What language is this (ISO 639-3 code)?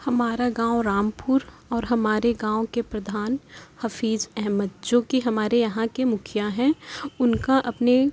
urd